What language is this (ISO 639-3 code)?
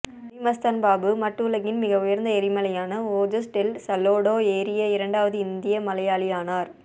tam